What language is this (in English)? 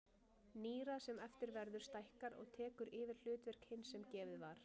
Icelandic